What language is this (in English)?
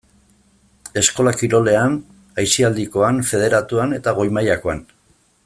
Basque